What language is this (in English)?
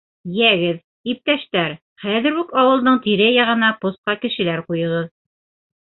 Bashkir